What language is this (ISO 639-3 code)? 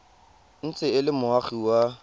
tsn